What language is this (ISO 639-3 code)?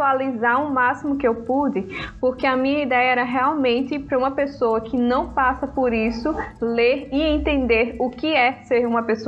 por